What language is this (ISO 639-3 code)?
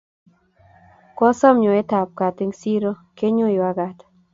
kln